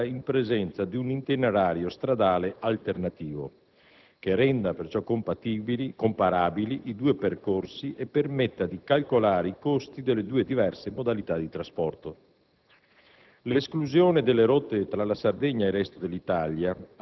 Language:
Italian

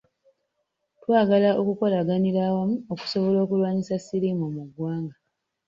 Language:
Ganda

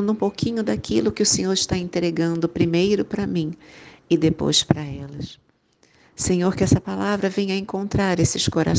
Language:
Portuguese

